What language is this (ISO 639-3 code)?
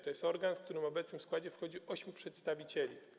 pol